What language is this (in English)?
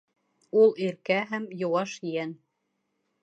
Bashkir